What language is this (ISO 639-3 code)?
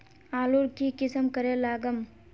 mag